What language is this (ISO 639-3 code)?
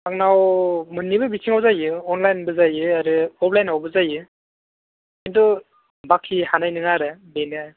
brx